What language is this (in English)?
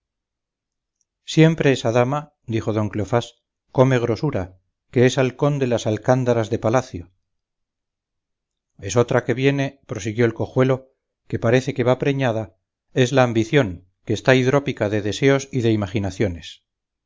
Spanish